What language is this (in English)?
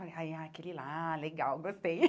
Portuguese